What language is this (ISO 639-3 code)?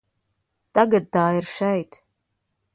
lav